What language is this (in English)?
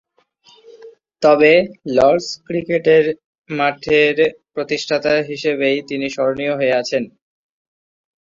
Bangla